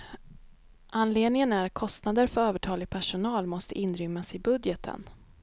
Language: Swedish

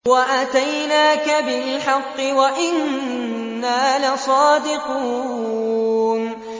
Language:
Arabic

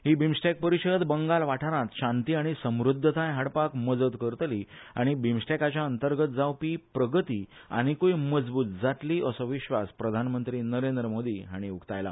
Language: Konkani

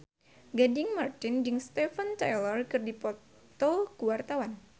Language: Sundanese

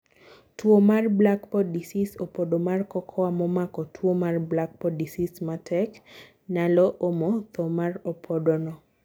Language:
Luo (Kenya and Tanzania)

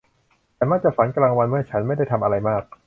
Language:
Thai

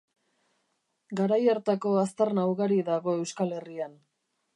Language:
Basque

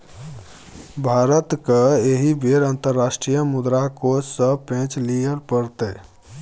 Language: Maithili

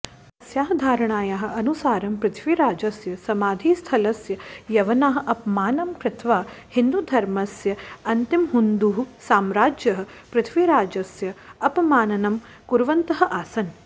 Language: Sanskrit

